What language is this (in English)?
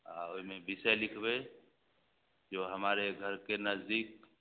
Maithili